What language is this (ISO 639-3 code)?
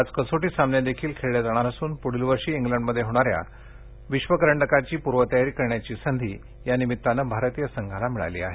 mar